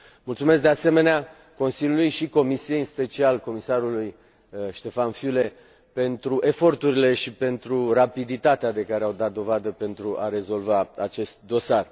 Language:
Romanian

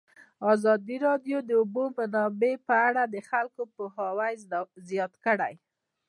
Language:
Pashto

